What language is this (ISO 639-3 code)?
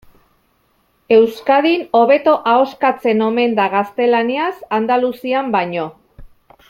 eus